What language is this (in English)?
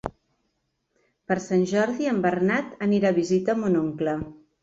Catalan